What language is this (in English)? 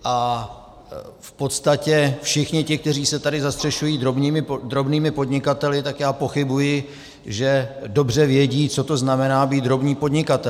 Czech